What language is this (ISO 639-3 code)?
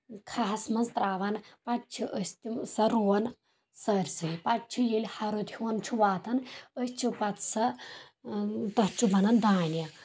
kas